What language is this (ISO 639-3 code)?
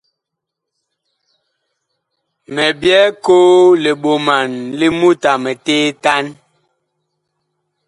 bkh